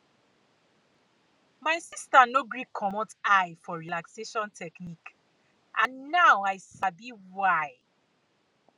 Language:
Nigerian Pidgin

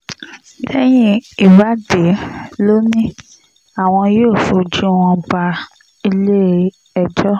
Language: Yoruba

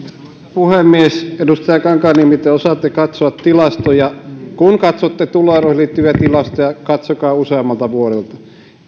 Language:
Finnish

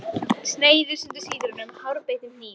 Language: Icelandic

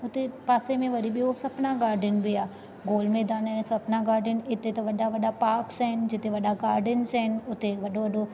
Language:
Sindhi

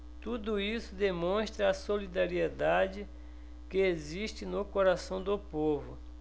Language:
Portuguese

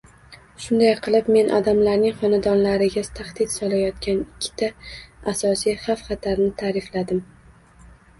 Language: Uzbek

